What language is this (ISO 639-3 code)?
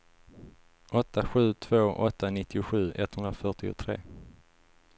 swe